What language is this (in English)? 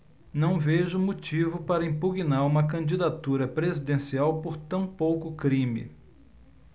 Portuguese